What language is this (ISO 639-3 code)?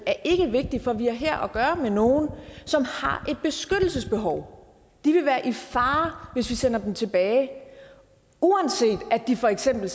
dan